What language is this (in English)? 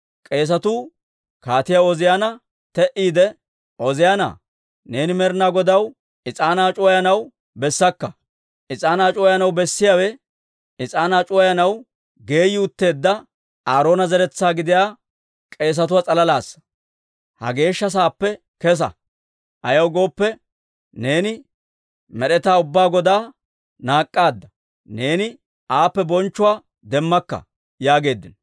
Dawro